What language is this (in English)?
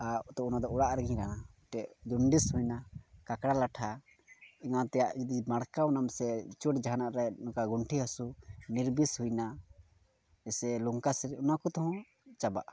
Santali